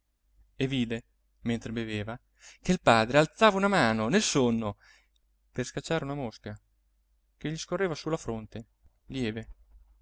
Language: Italian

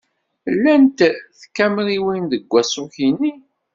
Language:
Kabyle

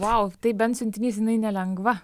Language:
Lithuanian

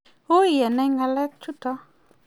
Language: Kalenjin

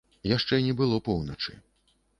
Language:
Belarusian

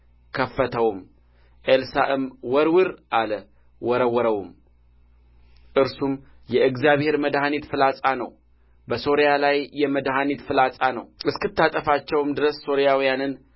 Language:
Amharic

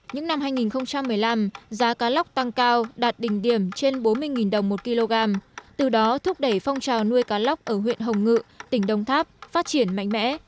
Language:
Vietnamese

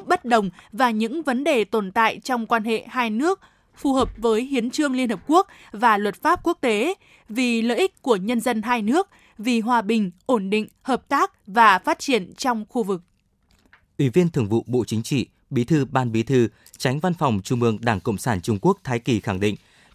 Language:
Vietnamese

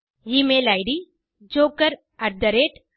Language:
Tamil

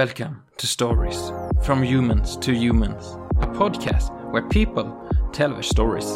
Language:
Swedish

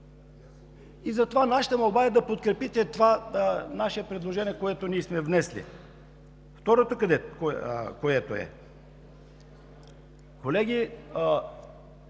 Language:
Bulgarian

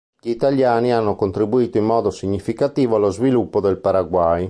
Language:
Italian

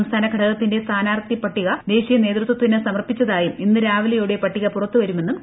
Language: Malayalam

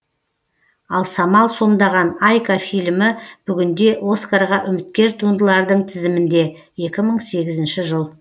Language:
Kazakh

